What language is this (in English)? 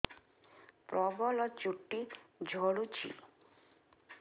Odia